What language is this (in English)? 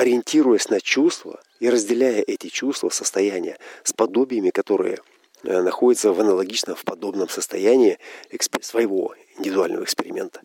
Russian